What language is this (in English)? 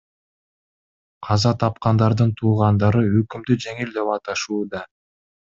Kyrgyz